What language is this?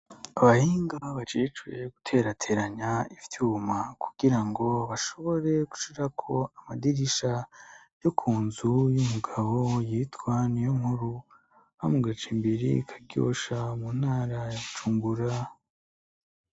Rundi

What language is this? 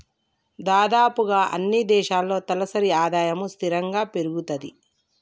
Telugu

